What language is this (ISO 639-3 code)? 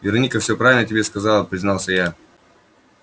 rus